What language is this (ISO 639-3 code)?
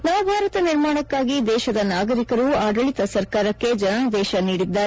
kan